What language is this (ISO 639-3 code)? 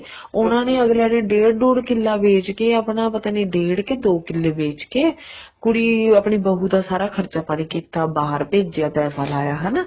pan